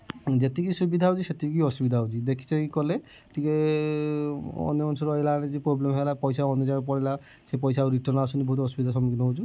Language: Odia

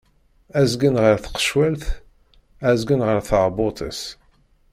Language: Kabyle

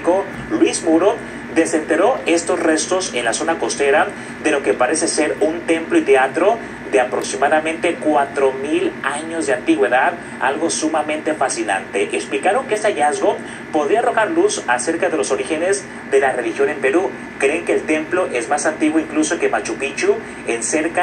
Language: Spanish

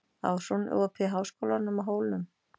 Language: Icelandic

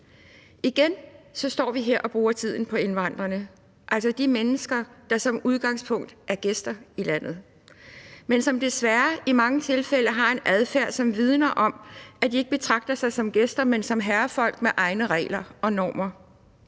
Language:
Danish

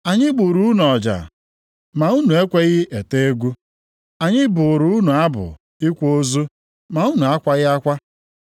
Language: Igbo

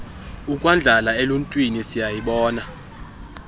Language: Xhosa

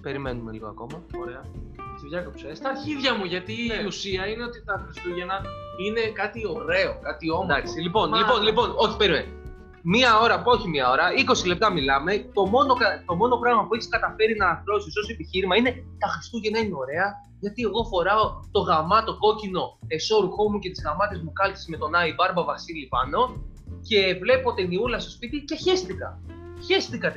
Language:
Greek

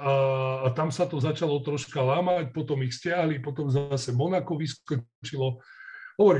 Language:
Slovak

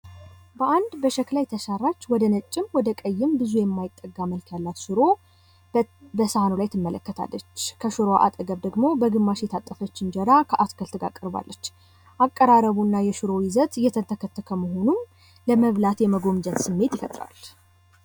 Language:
Amharic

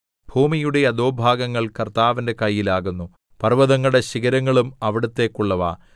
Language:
Malayalam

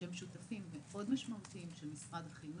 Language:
Hebrew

